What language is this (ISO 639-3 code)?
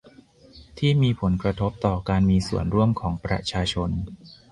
tha